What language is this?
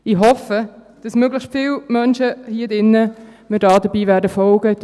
Swiss German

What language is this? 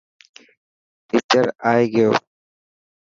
Dhatki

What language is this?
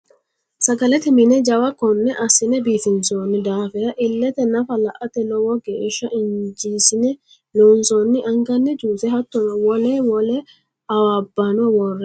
Sidamo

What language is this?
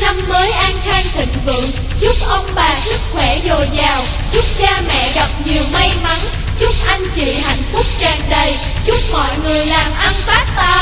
Vietnamese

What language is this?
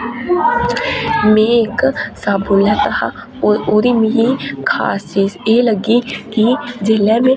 Dogri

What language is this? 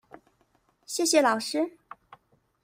Chinese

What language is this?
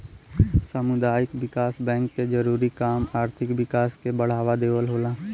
Bhojpuri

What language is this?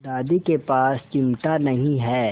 Hindi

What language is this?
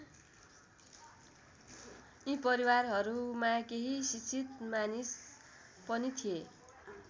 Nepali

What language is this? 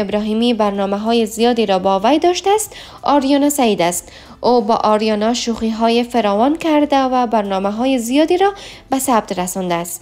Persian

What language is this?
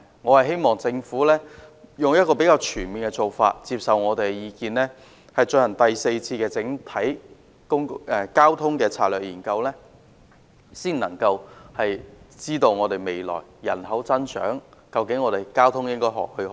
Cantonese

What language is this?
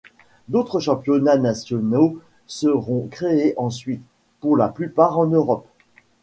French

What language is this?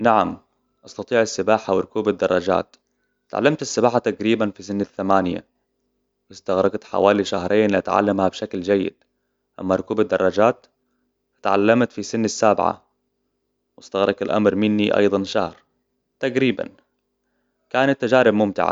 Hijazi Arabic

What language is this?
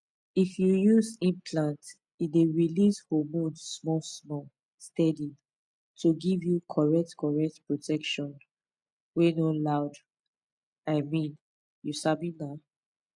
Nigerian Pidgin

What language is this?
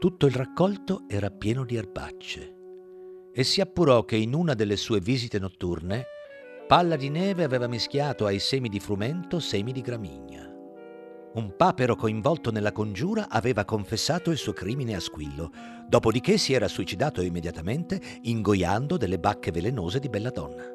Italian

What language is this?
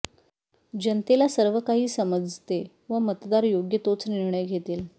Marathi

